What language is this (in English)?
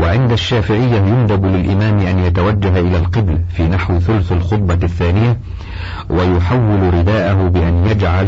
Arabic